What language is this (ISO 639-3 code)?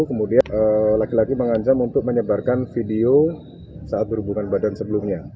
ind